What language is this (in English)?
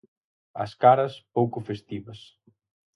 Galician